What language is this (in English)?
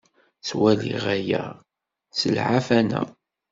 Kabyle